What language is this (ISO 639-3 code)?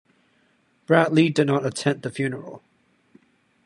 eng